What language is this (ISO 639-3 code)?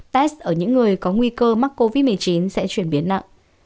vie